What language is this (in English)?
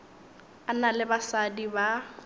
Northern Sotho